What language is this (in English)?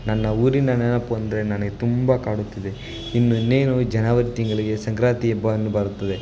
Kannada